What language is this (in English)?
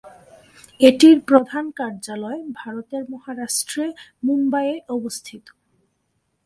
Bangla